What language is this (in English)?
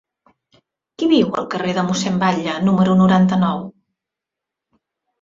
Catalan